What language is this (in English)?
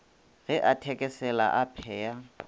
Northern Sotho